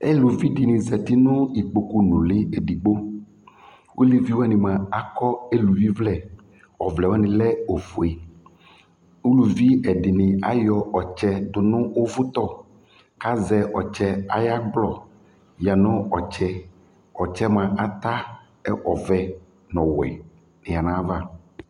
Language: Ikposo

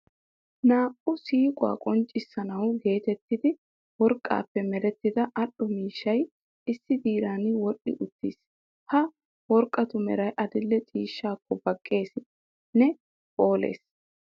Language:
Wolaytta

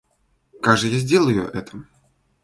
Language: Russian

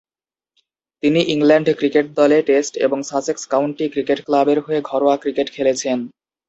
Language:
Bangla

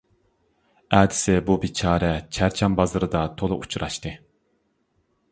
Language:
Uyghur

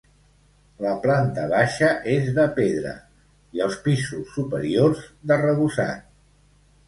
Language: Catalan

